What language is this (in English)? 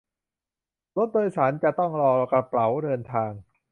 Thai